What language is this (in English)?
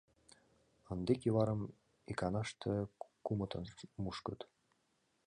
Mari